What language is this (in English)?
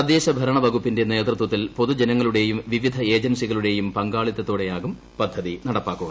Malayalam